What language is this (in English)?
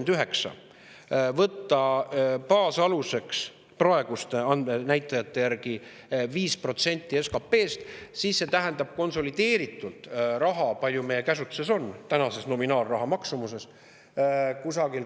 Estonian